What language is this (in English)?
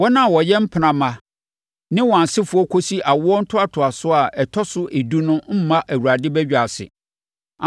Akan